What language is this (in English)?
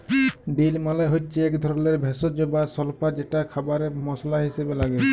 Bangla